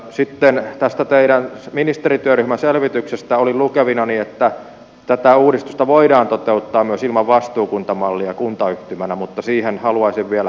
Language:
Finnish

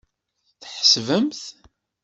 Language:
Kabyle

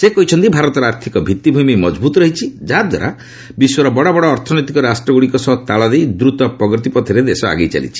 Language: Odia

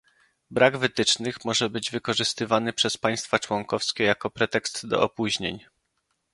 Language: Polish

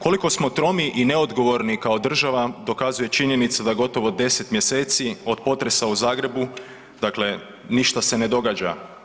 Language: Croatian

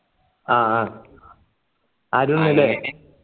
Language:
Malayalam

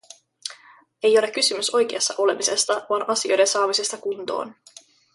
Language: Finnish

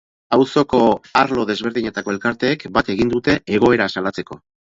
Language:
Basque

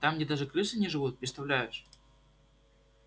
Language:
Russian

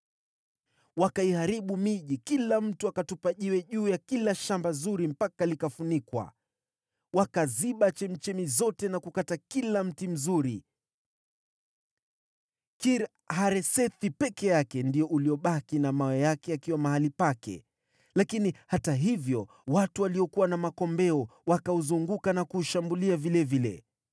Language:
Swahili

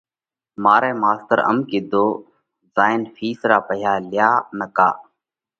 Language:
Parkari Koli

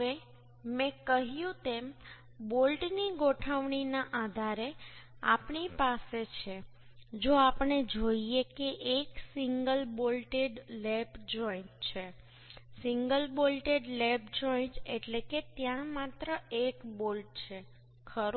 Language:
Gujarati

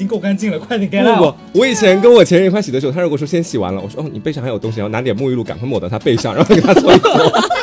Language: Chinese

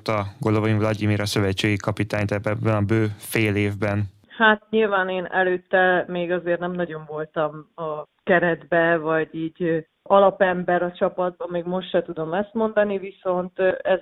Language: Hungarian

